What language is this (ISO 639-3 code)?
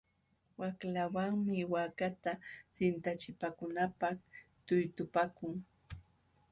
qxw